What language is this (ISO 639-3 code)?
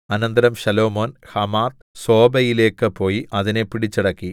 mal